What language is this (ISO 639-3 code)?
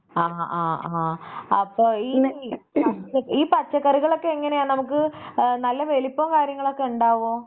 mal